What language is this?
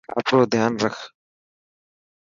Dhatki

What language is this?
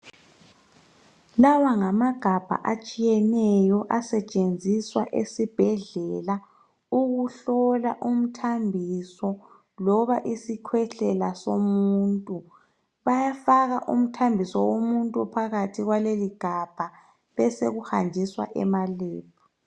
North Ndebele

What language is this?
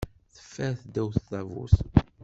Kabyle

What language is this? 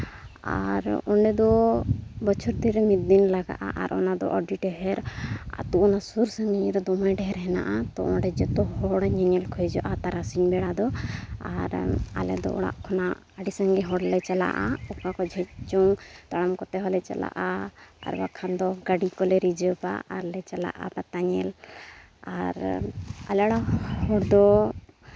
Santali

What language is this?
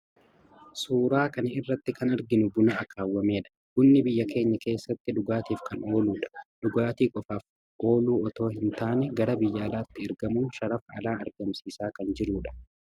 Oromo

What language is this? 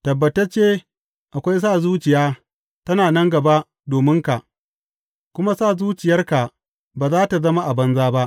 Hausa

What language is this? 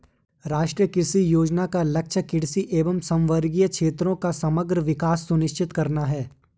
Hindi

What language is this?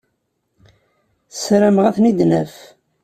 Kabyle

